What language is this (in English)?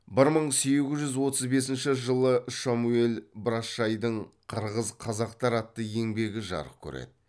Kazakh